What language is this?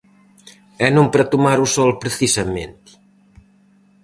Galician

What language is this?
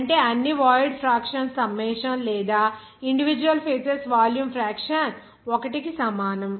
Telugu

